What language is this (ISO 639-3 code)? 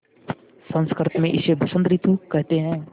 hin